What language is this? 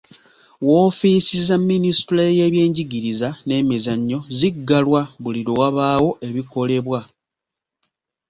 Ganda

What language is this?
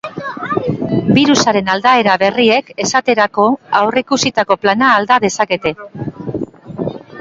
Basque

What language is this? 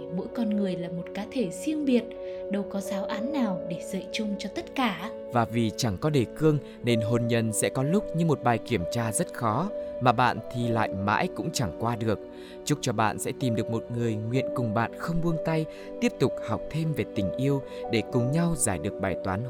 Vietnamese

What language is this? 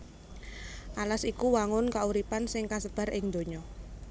Javanese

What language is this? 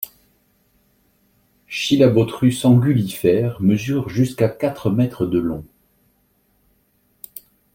French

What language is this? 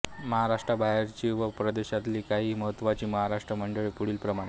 Marathi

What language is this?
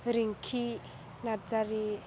Bodo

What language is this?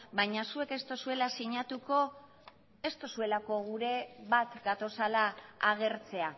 Basque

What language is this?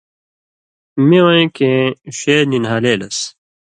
Indus Kohistani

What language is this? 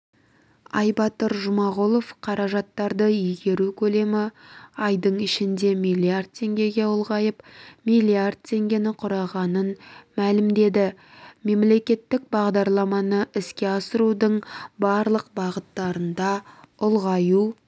Kazakh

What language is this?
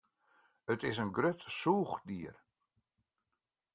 Western Frisian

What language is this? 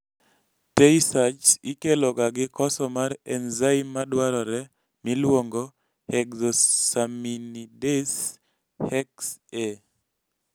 Luo (Kenya and Tanzania)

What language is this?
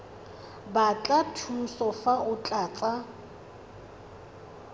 Tswana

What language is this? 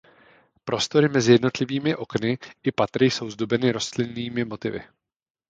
Czech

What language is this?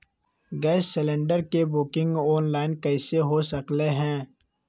Magahi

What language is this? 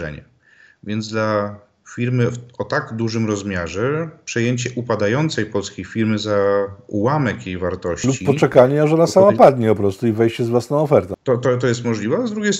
Polish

